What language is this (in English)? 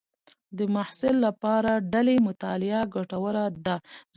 Pashto